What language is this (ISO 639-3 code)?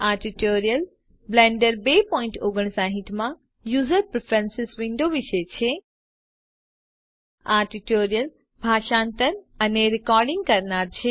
guj